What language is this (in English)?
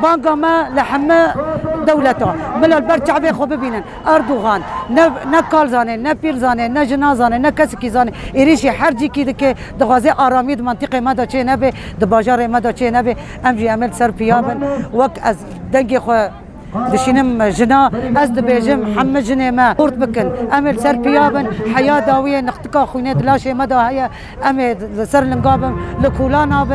Arabic